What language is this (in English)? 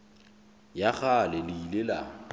Southern Sotho